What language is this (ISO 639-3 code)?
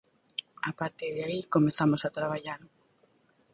glg